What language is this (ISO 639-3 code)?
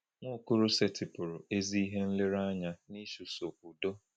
ibo